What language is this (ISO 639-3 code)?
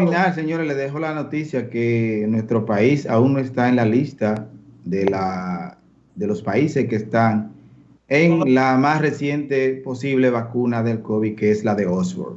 spa